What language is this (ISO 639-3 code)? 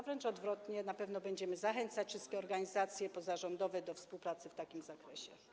pol